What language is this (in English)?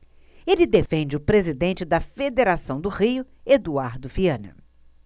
Portuguese